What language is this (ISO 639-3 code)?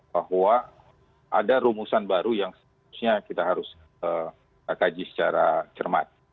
ind